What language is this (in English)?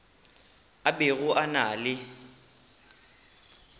Northern Sotho